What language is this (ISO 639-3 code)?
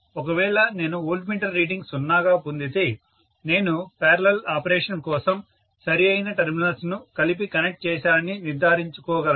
tel